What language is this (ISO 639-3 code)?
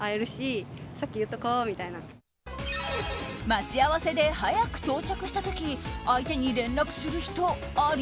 jpn